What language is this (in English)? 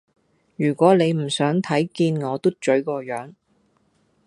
Cantonese